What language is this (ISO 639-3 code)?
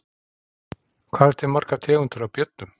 isl